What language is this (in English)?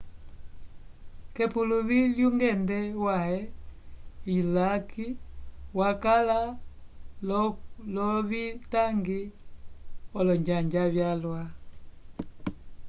Umbundu